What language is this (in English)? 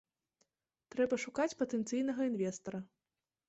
Belarusian